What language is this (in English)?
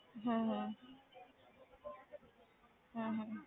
Punjabi